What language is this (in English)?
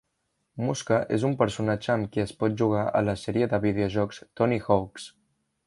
Catalan